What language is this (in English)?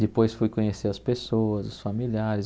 Portuguese